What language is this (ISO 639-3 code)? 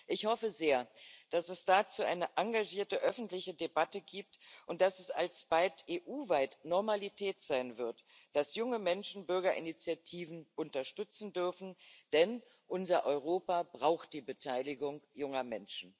deu